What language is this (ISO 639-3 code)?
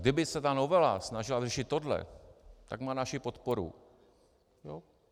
ces